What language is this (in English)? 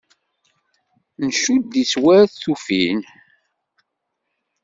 Kabyle